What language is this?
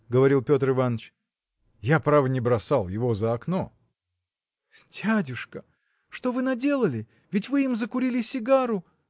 Russian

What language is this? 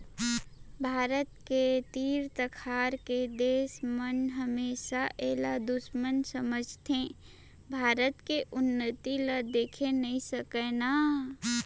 Chhattisgarhi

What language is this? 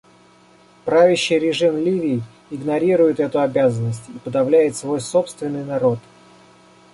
Russian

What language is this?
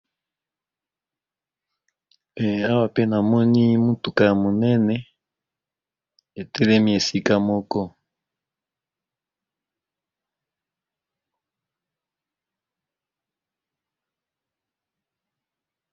Lingala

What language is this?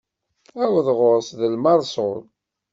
Kabyle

